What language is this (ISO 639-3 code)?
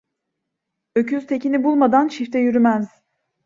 tur